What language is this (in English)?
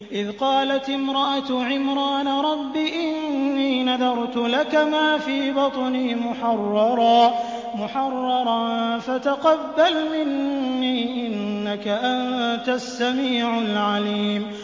Arabic